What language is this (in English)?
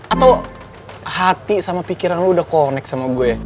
Indonesian